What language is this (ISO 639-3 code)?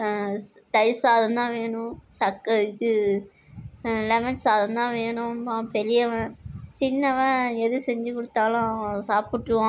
tam